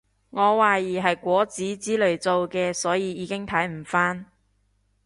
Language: Cantonese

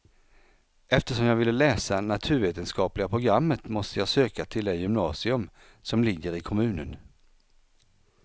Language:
Swedish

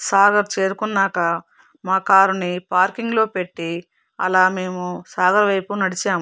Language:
Telugu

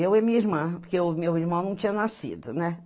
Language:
Portuguese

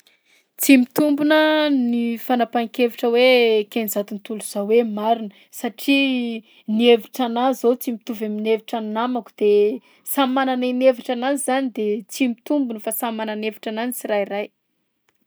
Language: Southern Betsimisaraka Malagasy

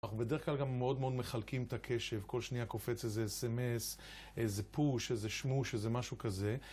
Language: Hebrew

